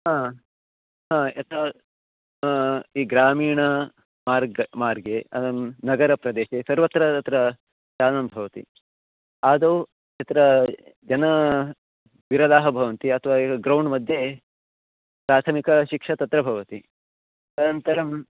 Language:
Sanskrit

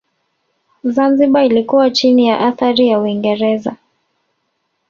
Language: Swahili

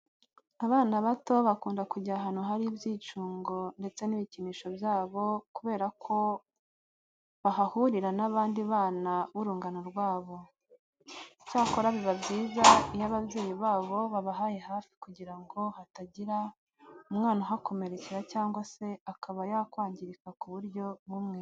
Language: Kinyarwanda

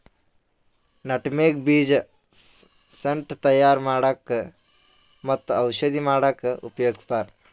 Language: Kannada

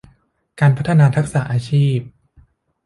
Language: Thai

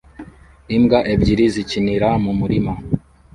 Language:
Kinyarwanda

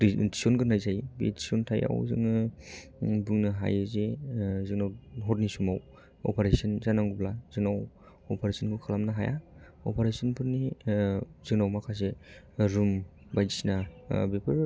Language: Bodo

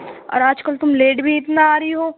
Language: Urdu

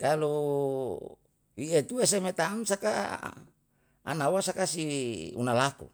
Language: Yalahatan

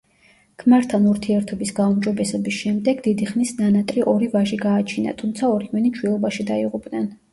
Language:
Georgian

